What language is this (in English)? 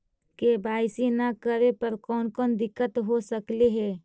Magahi